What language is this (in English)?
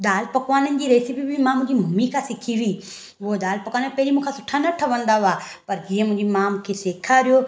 Sindhi